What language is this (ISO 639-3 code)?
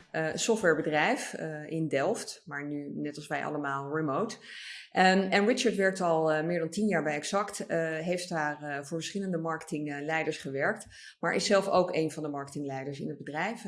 nld